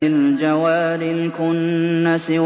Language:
Arabic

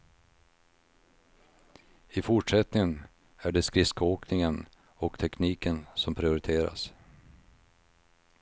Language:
Swedish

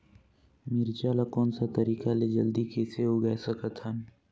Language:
Chhattisgarhi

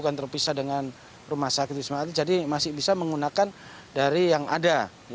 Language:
Indonesian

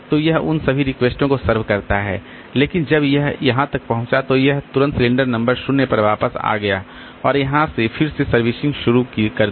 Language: Hindi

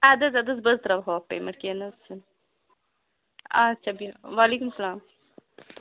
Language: Kashmiri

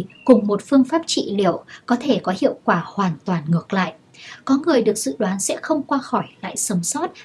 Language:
Vietnamese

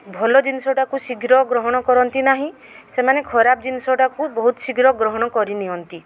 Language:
Odia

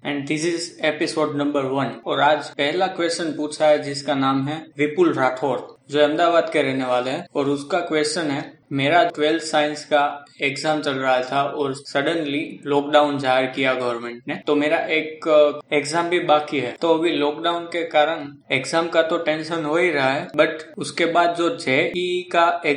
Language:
Hindi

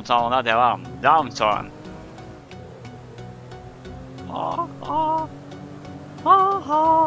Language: Turkish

